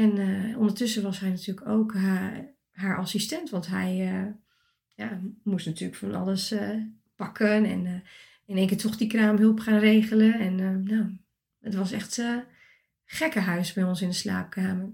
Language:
Dutch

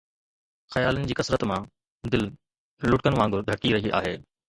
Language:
Sindhi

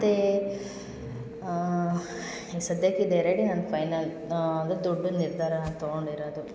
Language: Kannada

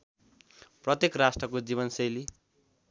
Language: Nepali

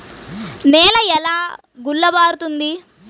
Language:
Telugu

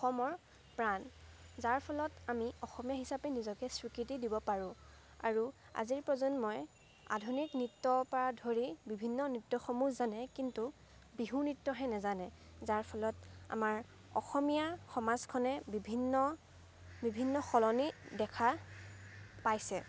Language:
Assamese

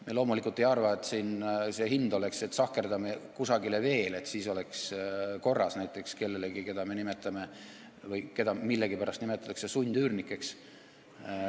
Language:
Estonian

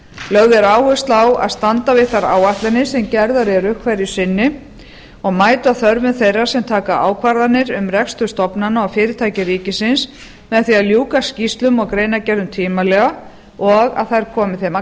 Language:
Icelandic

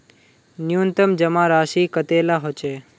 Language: Magahi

